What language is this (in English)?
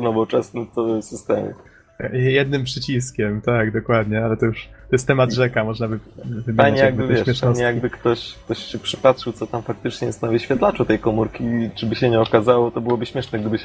Polish